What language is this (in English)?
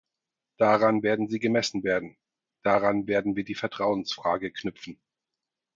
German